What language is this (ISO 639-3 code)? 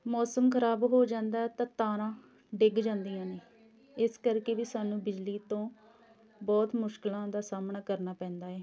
pan